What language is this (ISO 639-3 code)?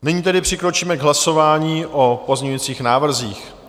ces